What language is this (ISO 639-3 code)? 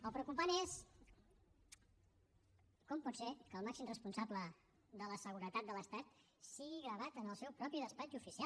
cat